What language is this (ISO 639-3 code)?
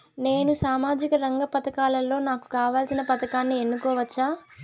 tel